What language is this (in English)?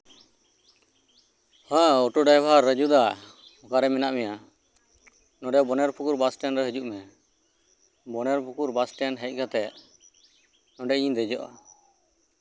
Santali